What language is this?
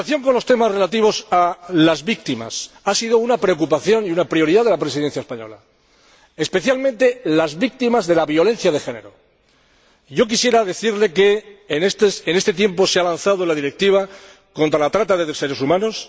Spanish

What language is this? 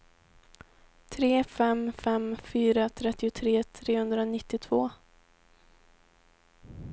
Swedish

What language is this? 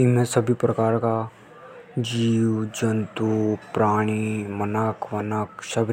Hadothi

